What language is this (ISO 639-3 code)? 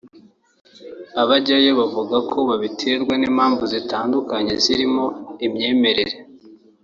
kin